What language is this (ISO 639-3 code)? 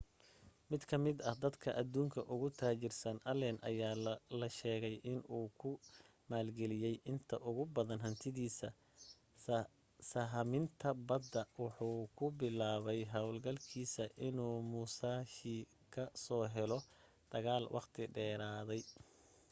som